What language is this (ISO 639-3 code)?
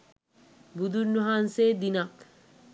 sin